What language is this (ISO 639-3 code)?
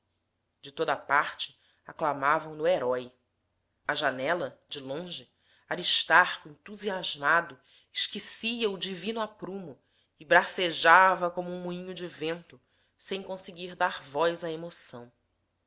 por